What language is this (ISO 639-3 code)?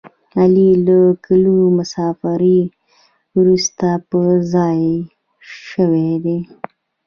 pus